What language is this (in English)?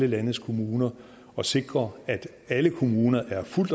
Danish